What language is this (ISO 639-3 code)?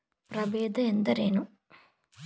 kan